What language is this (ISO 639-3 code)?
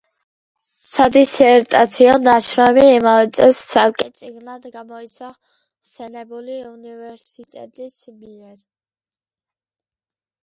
kat